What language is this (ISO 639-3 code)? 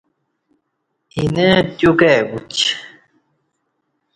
bsh